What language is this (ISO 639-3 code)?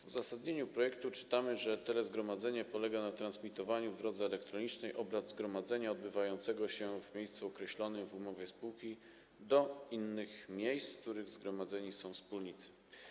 pol